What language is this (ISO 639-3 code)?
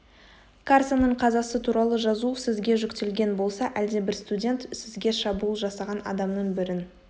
kaz